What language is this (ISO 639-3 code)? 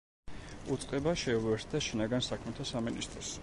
kat